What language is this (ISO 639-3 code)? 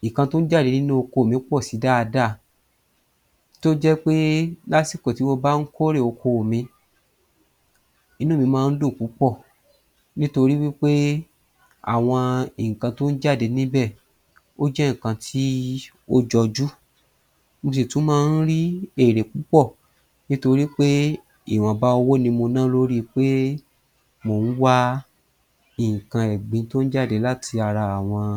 yor